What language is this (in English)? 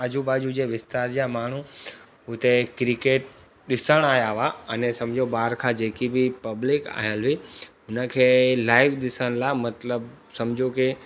Sindhi